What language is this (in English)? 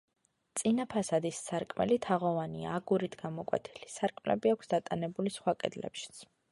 Georgian